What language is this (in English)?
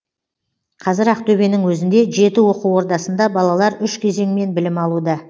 Kazakh